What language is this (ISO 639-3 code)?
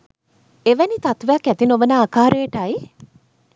sin